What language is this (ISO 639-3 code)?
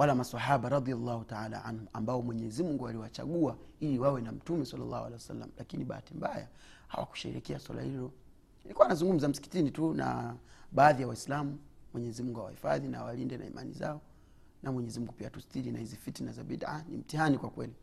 swa